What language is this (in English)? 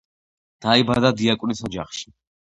Georgian